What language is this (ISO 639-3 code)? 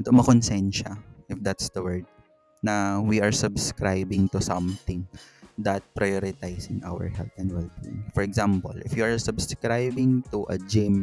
fil